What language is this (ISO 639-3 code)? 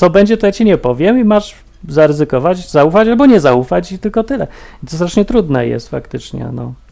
pol